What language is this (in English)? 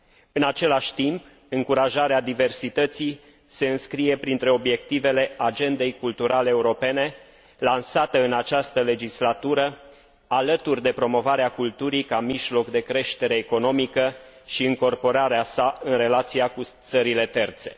Romanian